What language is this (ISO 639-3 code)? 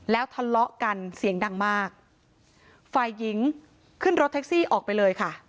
tha